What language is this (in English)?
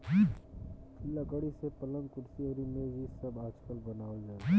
Bhojpuri